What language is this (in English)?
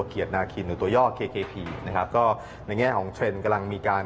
Thai